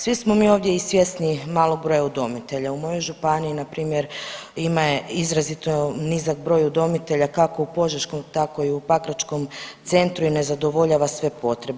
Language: Croatian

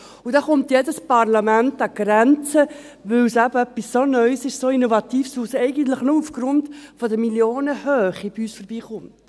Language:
Swiss German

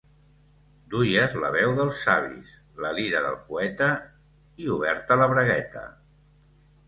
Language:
Catalan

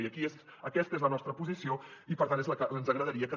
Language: Catalan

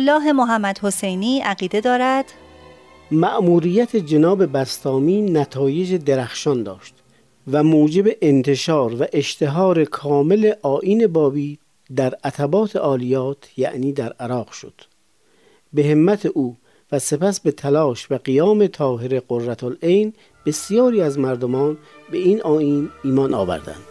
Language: Persian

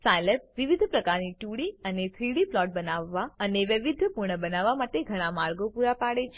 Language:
Gujarati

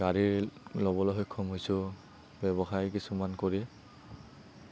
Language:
Assamese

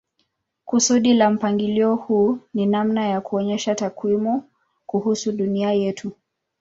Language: Swahili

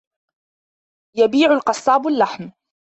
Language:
Arabic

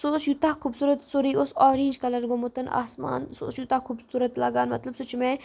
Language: Kashmiri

